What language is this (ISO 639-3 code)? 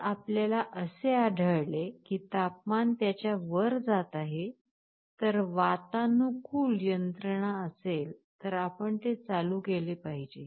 mar